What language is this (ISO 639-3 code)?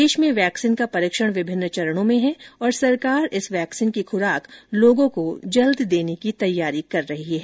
hin